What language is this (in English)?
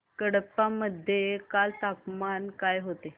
Marathi